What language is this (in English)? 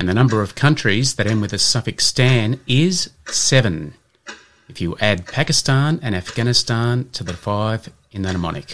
English